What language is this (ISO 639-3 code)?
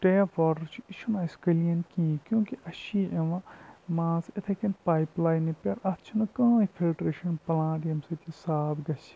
kas